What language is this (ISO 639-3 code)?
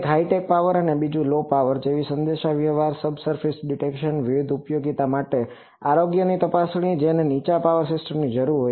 guj